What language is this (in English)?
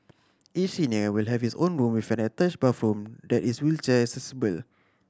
English